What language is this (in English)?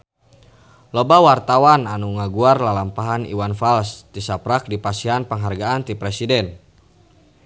Sundanese